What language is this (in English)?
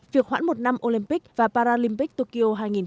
Vietnamese